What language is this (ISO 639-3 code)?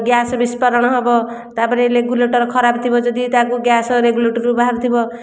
ori